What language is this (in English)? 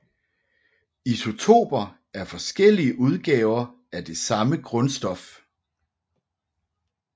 Danish